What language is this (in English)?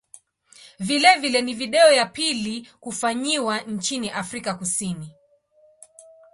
Swahili